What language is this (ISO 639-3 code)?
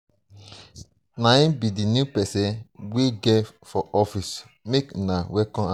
pcm